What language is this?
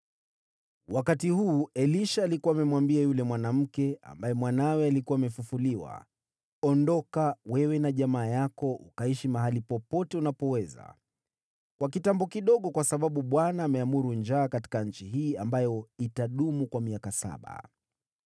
Swahili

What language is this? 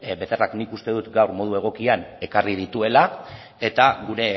Basque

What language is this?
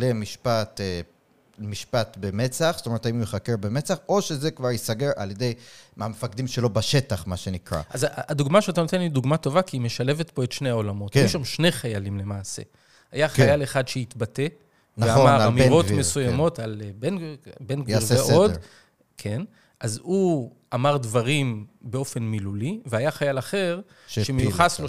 Hebrew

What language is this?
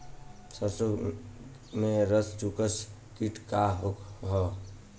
Bhojpuri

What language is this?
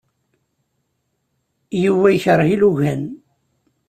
Kabyle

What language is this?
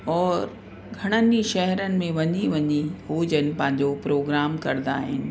Sindhi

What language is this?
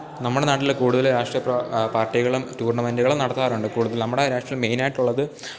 Malayalam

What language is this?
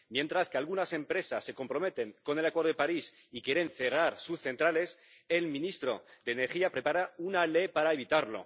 Spanish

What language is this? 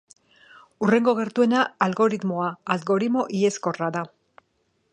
Basque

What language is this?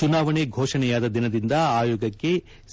Kannada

